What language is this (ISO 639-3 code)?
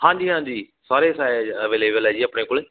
pan